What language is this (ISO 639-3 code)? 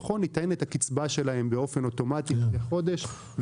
heb